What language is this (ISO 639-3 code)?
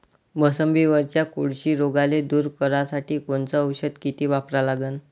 mar